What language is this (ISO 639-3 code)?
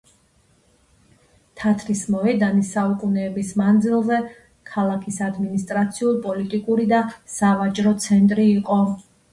kat